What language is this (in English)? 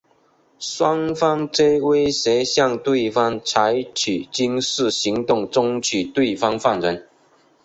Chinese